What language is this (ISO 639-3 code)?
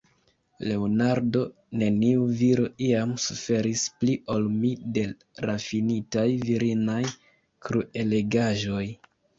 epo